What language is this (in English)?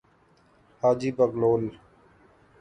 Urdu